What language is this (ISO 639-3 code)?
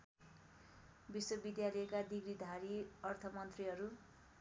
nep